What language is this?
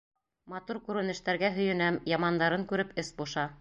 Bashkir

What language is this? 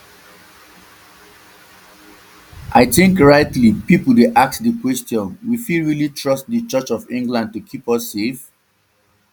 Nigerian Pidgin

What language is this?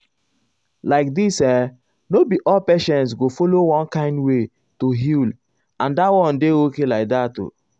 Nigerian Pidgin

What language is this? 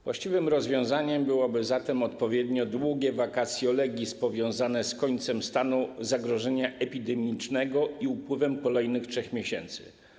Polish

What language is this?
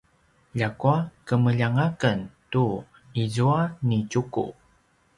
Paiwan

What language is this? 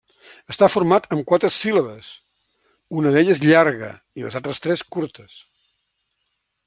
Catalan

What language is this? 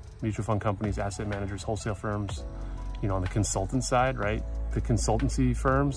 English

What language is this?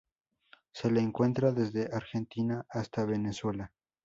Spanish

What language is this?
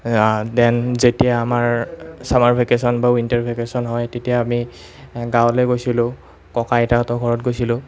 Assamese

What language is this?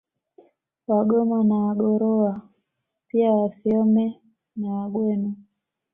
Swahili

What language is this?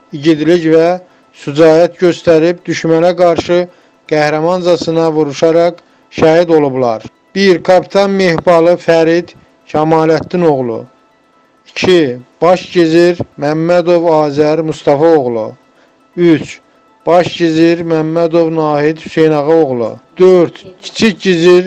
Turkish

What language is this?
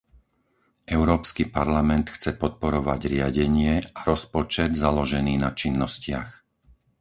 Slovak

